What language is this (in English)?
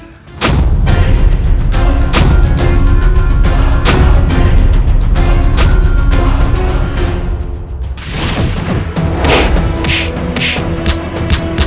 Indonesian